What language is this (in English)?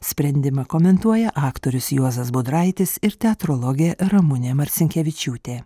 Lithuanian